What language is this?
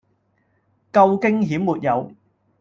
Cantonese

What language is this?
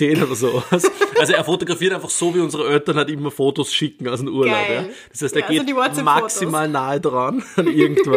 German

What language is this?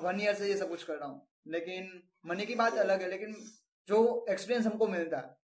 Hindi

